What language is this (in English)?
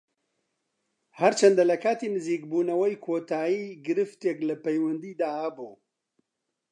Central Kurdish